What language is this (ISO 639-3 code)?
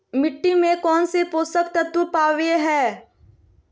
mag